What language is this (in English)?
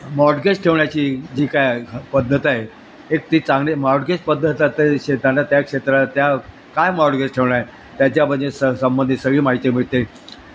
Marathi